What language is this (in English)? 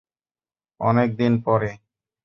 Bangla